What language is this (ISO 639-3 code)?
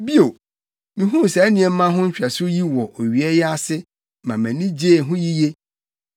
aka